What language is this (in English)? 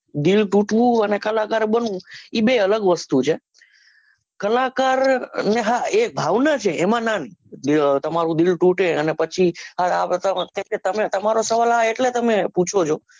Gujarati